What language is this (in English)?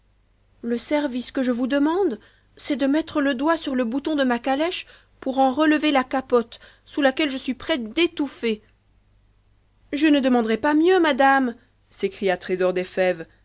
French